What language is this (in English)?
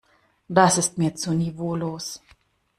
German